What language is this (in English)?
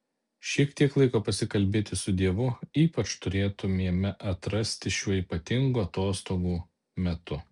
Lithuanian